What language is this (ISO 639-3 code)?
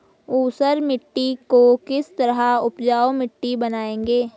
hin